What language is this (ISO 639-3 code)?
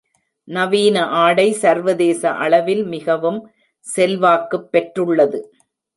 tam